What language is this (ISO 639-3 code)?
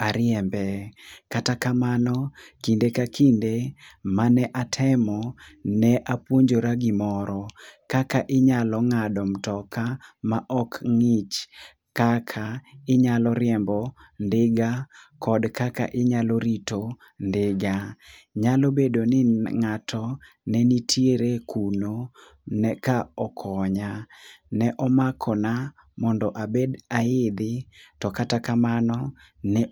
luo